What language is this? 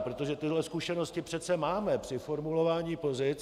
Czech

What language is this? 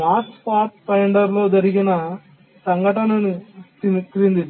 Telugu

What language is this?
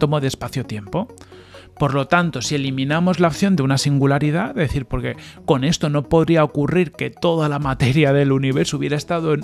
Spanish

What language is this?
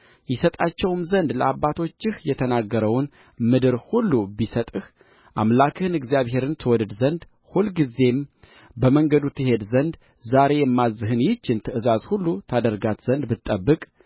Amharic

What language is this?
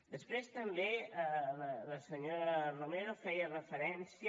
Catalan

